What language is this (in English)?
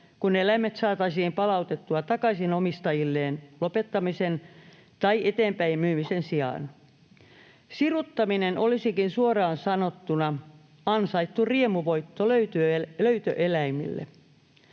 Finnish